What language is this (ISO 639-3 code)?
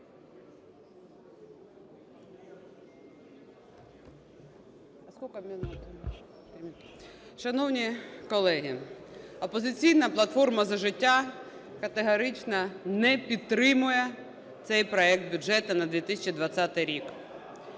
ukr